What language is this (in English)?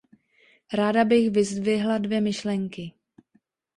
Czech